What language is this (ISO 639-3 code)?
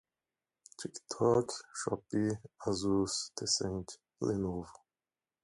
por